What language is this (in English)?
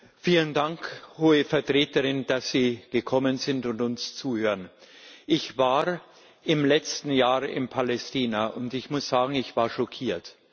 German